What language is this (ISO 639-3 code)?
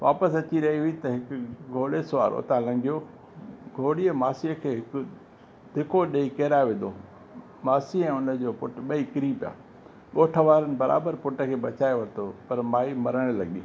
snd